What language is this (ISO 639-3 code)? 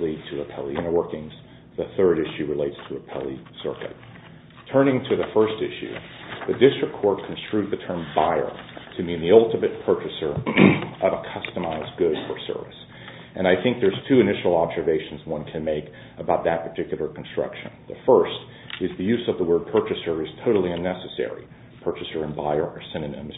eng